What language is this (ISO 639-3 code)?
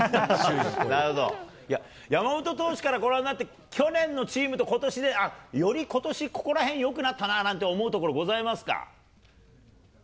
jpn